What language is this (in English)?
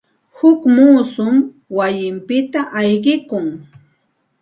Santa Ana de Tusi Pasco Quechua